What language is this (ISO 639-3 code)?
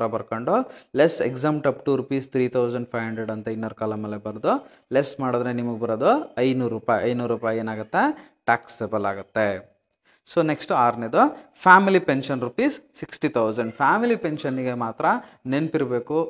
kan